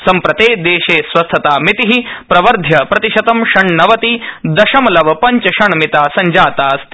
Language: Sanskrit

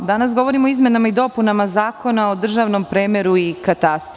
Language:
Serbian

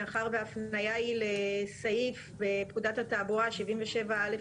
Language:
Hebrew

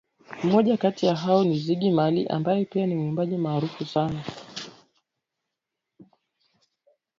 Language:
Swahili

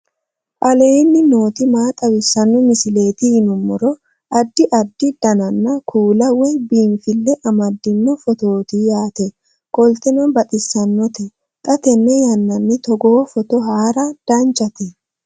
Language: Sidamo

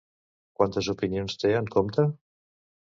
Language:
Catalan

